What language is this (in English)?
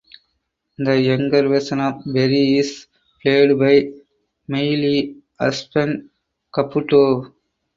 English